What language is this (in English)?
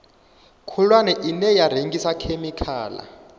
Venda